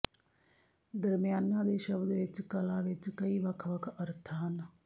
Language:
Punjabi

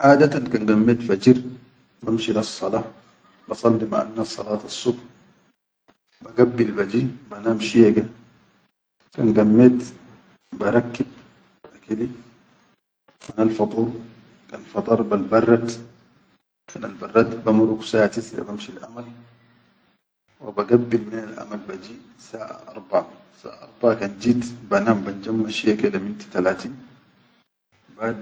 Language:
Chadian Arabic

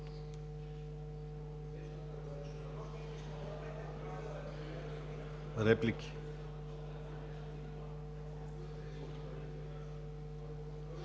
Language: Bulgarian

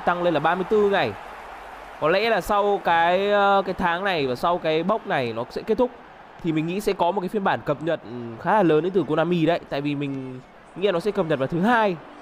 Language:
Vietnamese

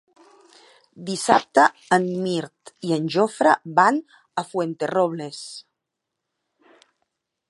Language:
Catalan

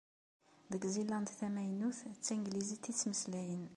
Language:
Kabyle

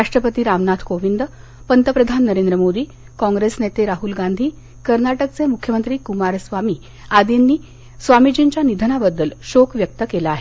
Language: Marathi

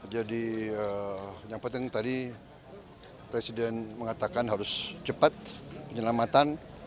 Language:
Indonesian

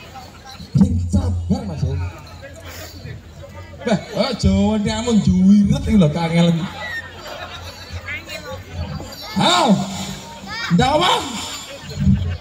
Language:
Indonesian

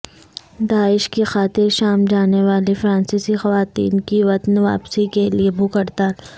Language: Urdu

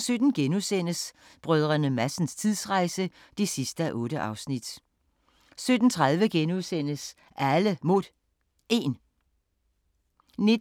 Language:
Danish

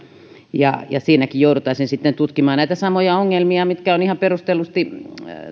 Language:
Finnish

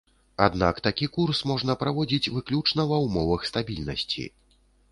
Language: Belarusian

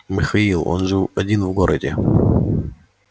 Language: Russian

